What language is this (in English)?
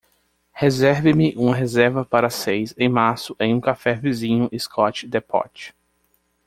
Portuguese